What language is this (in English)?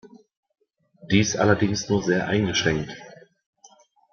German